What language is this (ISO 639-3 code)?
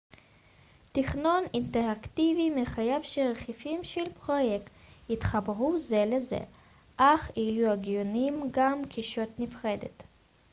heb